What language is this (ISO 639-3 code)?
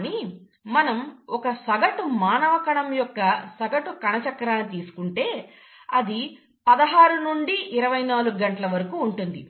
tel